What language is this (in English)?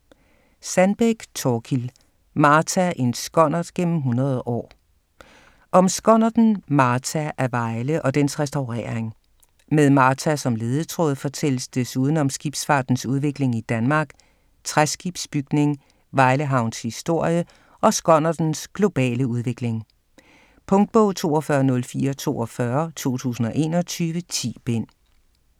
Danish